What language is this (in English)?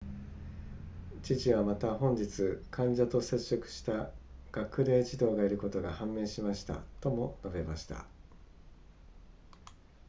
Japanese